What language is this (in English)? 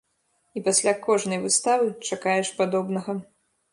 Belarusian